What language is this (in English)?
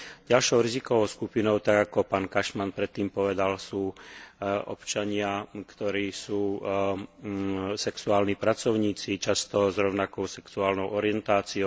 Slovak